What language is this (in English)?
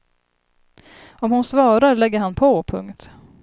Swedish